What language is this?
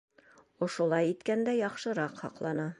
Bashkir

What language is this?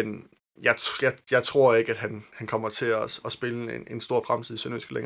Danish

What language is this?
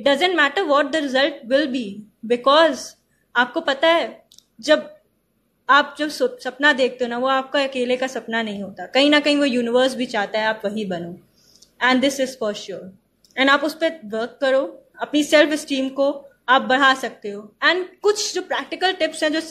Hindi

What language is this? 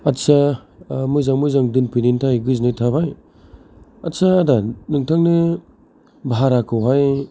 Bodo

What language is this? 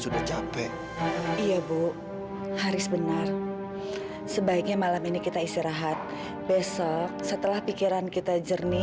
Indonesian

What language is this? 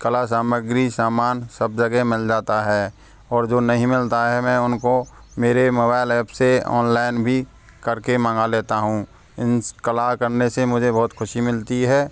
Hindi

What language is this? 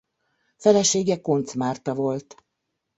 Hungarian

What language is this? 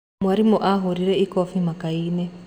Kikuyu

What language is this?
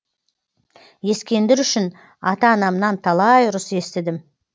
Kazakh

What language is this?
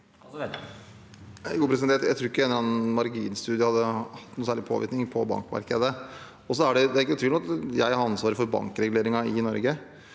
Norwegian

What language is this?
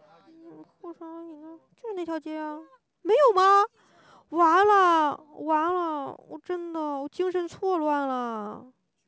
Chinese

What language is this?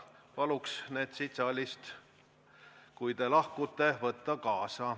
Estonian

